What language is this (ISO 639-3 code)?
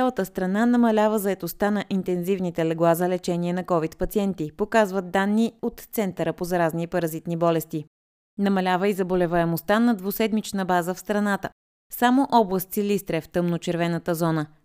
bul